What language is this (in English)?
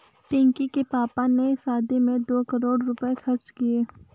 Hindi